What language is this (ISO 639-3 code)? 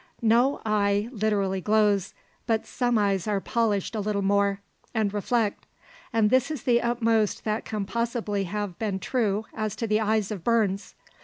eng